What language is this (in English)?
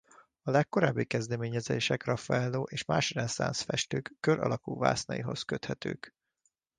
Hungarian